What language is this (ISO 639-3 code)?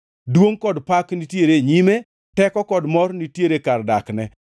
luo